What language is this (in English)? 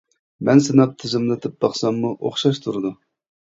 Uyghur